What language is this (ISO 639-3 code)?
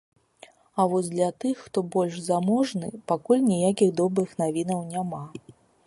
bel